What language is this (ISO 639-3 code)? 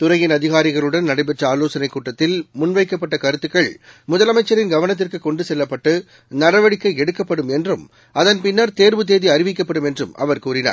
tam